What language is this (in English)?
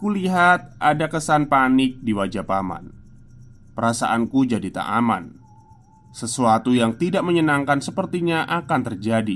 Indonesian